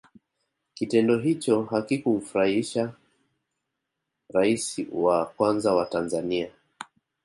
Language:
Swahili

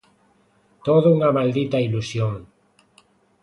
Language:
Galician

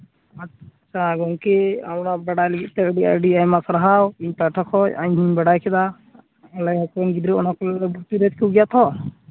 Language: Santali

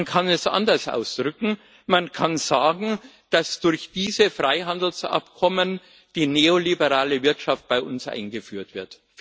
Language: German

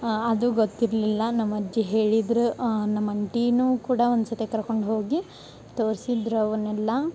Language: Kannada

